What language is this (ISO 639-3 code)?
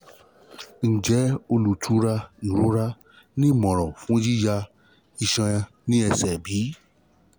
yor